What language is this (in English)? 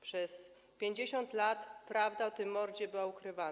Polish